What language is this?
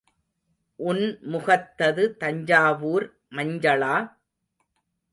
Tamil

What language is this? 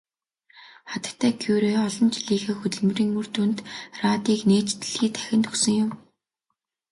Mongolian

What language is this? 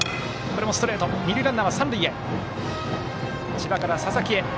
Japanese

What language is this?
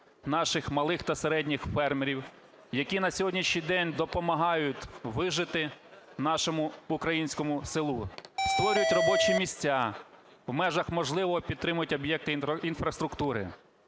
Ukrainian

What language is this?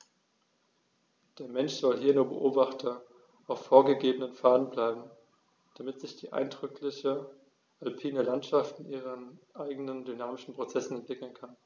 German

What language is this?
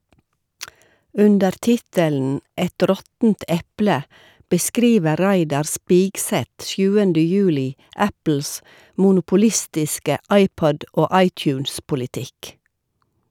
Norwegian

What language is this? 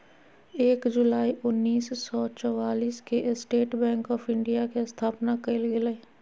Magahi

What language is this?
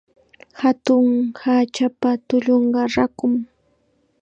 Chiquián Ancash Quechua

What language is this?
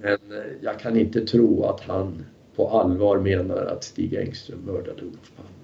Swedish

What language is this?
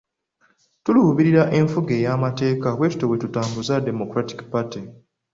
Ganda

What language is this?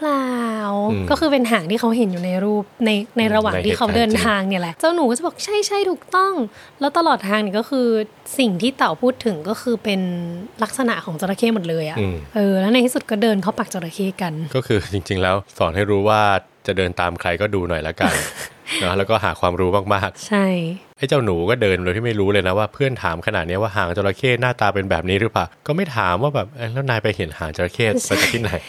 Thai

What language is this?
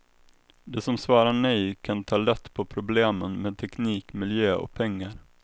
Swedish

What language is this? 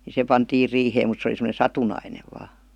Finnish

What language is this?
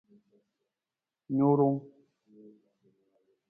Nawdm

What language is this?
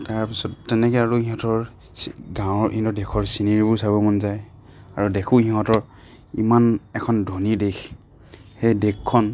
Assamese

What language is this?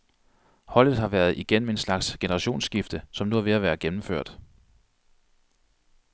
Danish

